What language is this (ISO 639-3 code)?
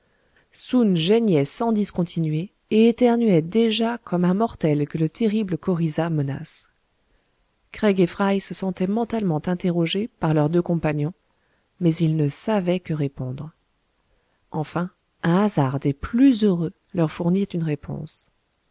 fra